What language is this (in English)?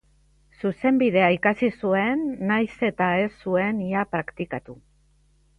Basque